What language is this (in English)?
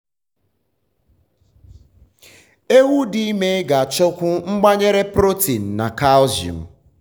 Igbo